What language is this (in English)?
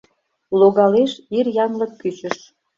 Mari